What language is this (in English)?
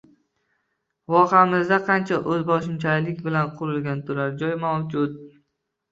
Uzbek